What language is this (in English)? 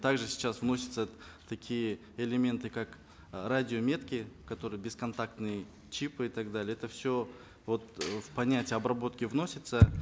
Kazakh